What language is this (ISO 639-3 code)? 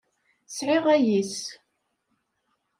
kab